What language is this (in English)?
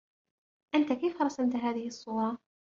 Arabic